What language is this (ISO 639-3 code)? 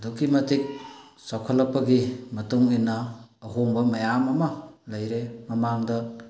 mni